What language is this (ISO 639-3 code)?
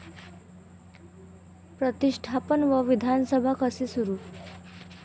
mar